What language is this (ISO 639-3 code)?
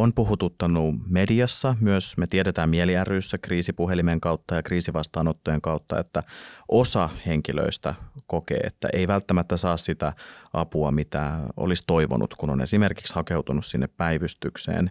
fin